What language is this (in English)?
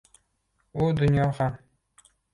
Uzbek